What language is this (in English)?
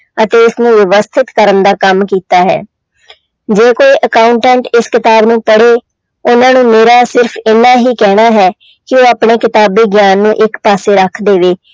Punjabi